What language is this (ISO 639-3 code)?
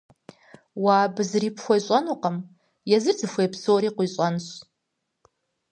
kbd